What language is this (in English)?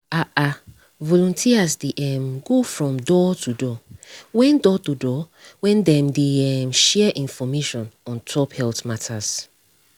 Nigerian Pidgin